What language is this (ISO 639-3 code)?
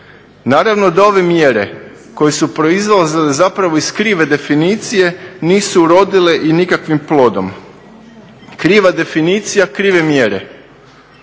hrv